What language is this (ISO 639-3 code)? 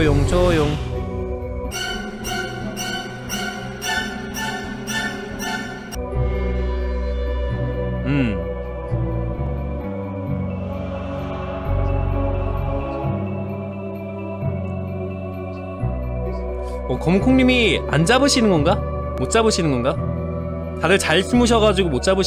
kor